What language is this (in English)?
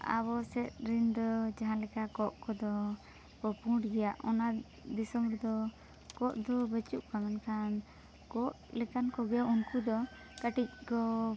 Santali